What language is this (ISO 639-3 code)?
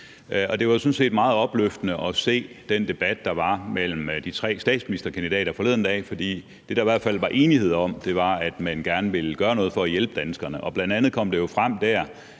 dan